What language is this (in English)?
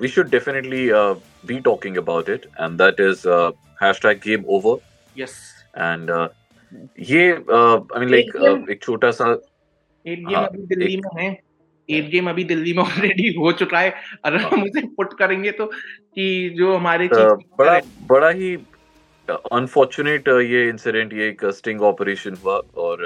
Hindi